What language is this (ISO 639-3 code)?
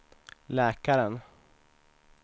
swe